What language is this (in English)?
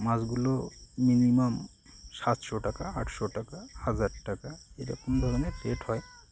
Bangla